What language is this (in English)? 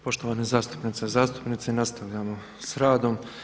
Croatian